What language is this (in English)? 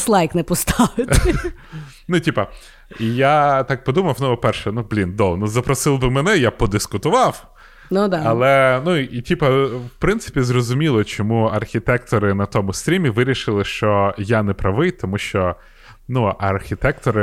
Ukrainian